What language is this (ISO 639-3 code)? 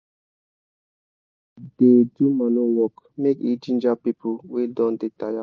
pcm